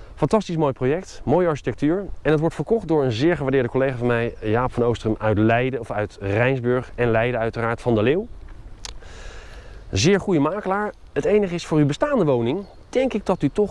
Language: Dutch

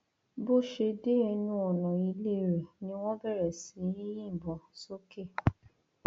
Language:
Yoruba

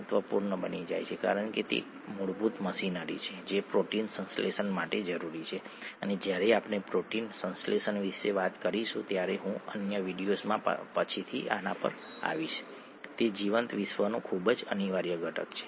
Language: Gujarati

